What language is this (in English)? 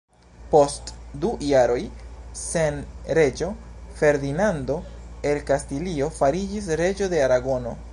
Esperanto